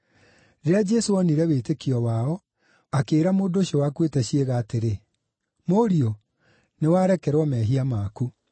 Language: Kikuyu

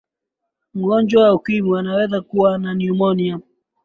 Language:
Swahili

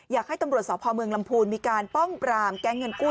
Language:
Thai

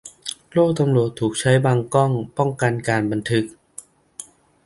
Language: Thai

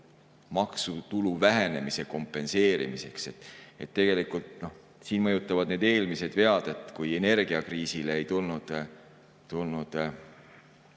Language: Estonian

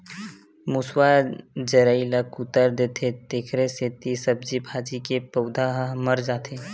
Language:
Chhattisgarhi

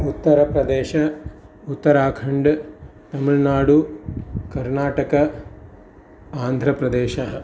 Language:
Sanskrit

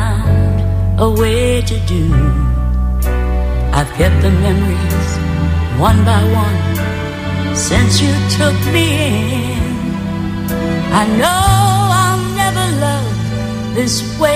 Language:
Greek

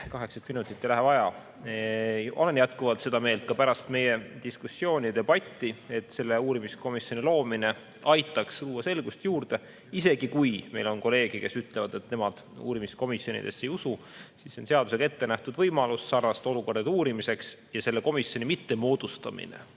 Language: Estonian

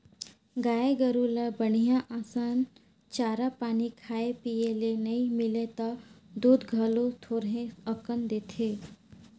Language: Chhattisgarhi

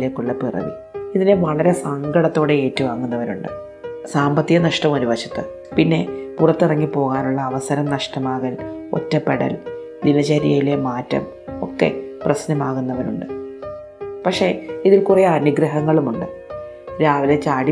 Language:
Malayalam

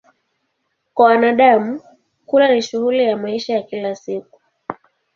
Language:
Swahili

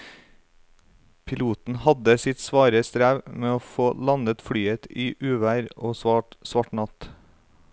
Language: Norwegian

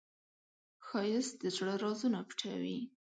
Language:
Pashto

